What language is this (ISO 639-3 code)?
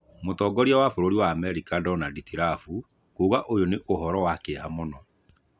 kik